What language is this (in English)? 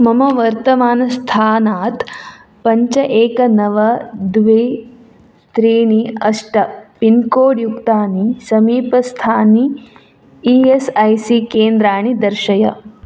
Sanskrit